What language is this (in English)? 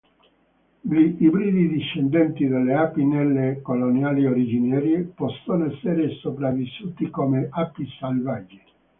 Italian